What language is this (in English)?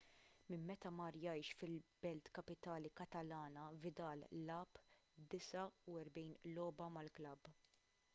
Maltese